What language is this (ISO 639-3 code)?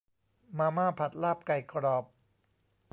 tha